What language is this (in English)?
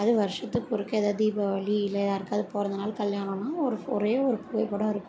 Tamil